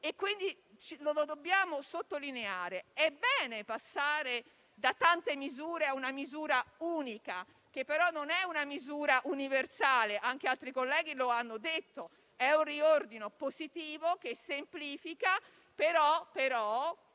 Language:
Italian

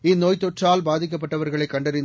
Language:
Tamil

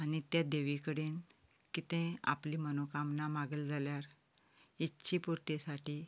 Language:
Konkani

